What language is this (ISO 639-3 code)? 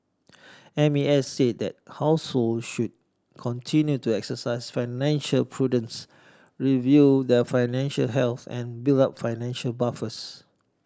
eng